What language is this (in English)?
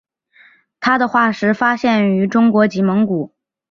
Chinese